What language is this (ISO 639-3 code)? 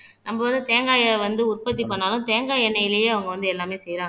tam